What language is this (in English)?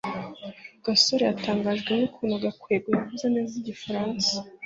Kinyarwanda